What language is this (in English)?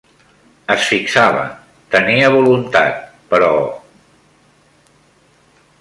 Catalan